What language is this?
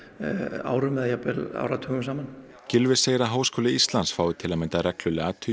Icelandic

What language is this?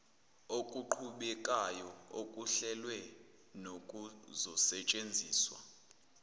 Zulu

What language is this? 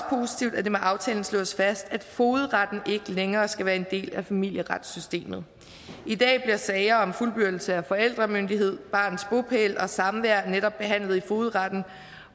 Danish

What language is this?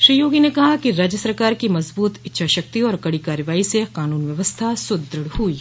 Hindi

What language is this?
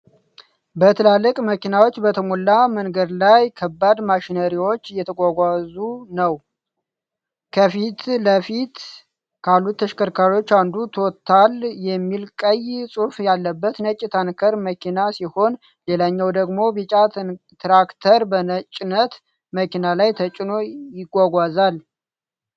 Amharic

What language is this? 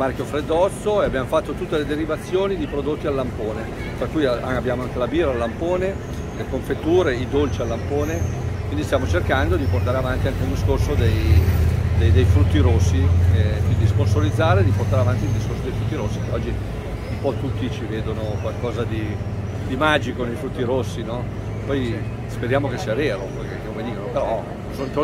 Italian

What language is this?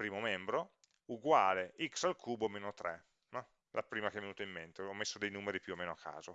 Italian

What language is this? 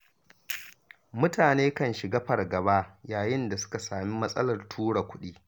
Hausa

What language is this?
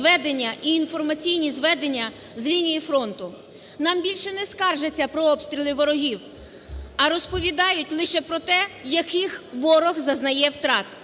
Ukrainian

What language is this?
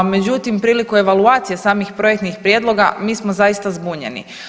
Croatian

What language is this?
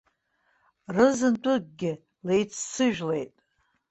Abkhazian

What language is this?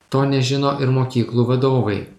Lithuanian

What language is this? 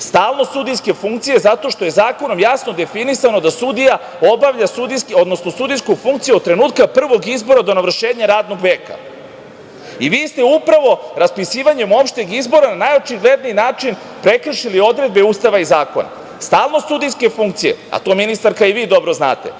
Serbian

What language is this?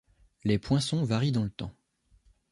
French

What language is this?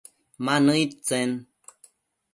Matsés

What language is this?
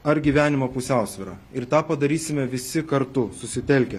Lithuanian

